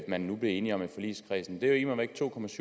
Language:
Danish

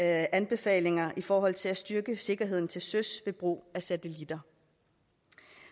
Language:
Danish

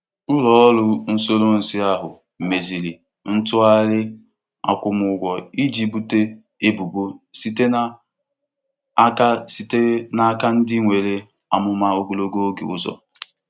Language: Igbo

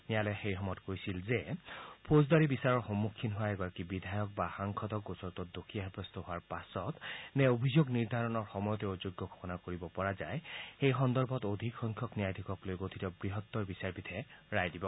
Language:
Assamese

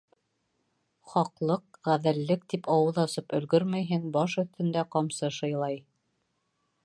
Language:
Bashkir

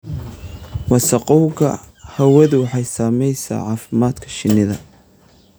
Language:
Somali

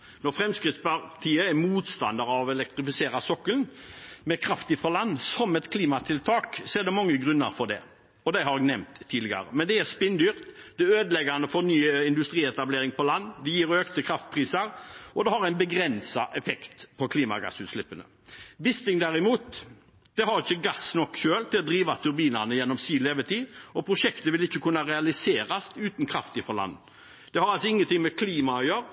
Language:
Norwegian Bokmål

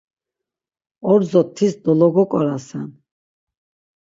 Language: Laz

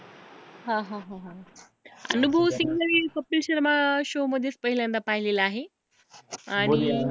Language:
Marathi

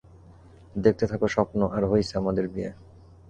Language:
Bangla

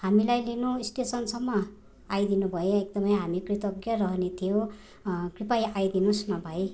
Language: Nepali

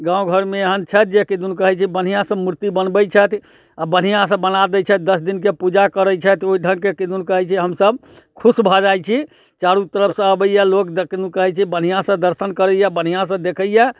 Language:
Maithili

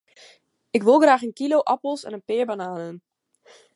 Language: Western Frisian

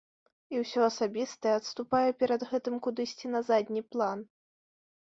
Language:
Belarusian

